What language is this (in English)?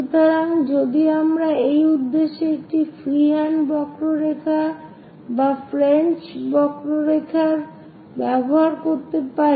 Bangla